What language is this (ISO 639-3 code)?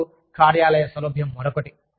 tel